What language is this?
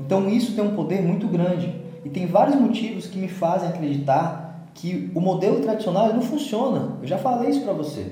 Portuguese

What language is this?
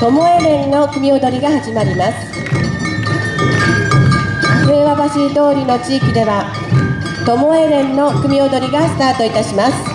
Japanese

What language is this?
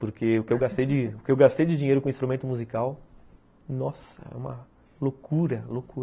Portuguese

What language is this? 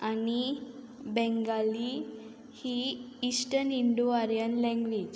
Konkani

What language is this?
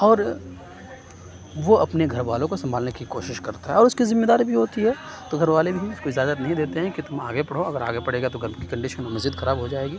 Urdu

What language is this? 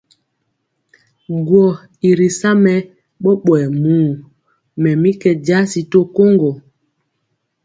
Mpiemo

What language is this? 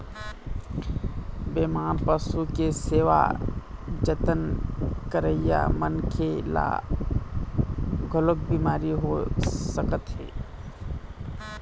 Chhattisgarhi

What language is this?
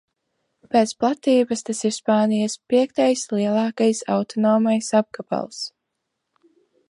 Latvian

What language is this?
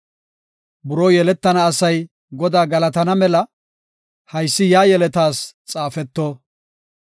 Gofa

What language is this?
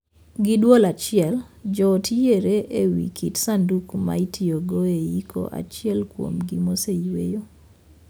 Luo (Kenya and Tanzania)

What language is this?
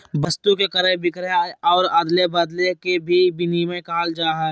Magahi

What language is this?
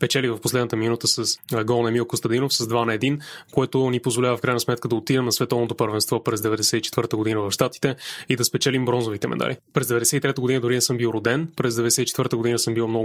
Bulgarian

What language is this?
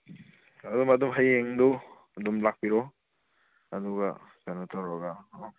Manipuri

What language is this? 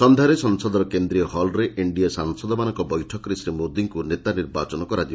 Odia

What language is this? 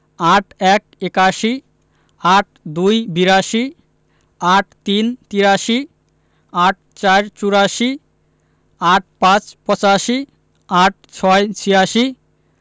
Bangla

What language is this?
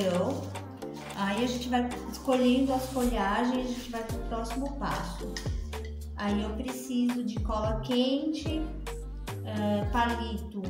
Portuguese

